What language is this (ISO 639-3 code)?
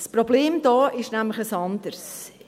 gsw